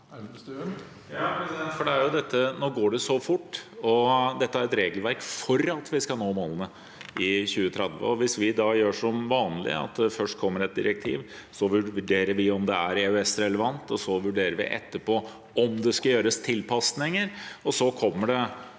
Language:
Norwegian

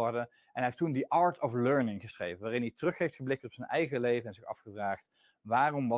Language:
Dutch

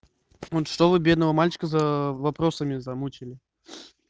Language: Russian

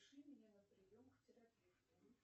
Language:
Russian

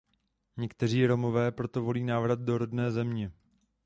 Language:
Czech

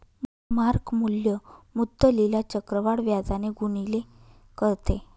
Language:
Marathi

